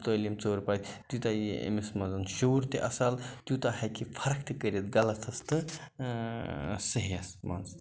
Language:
Kashmiri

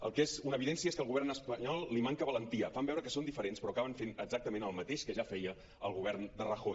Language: Catalan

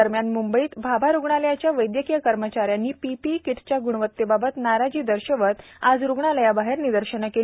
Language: Marathi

